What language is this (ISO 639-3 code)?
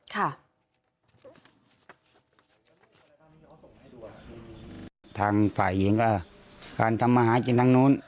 tha